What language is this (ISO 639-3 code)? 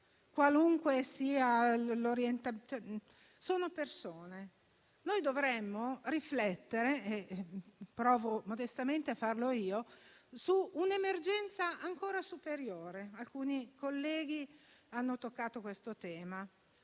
ita